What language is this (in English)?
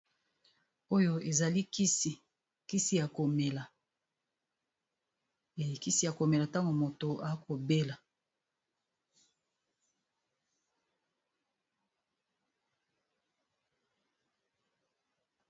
Lingala